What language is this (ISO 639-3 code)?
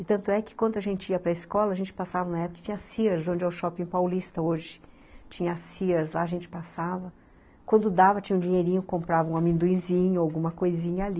por